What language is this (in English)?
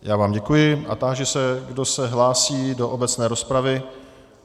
Czech